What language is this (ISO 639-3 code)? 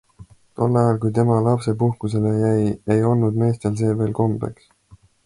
est